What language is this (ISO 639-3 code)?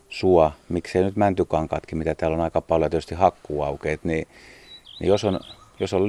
fin